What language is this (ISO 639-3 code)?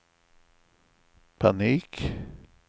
swe